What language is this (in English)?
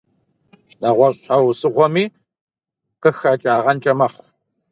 Kabardian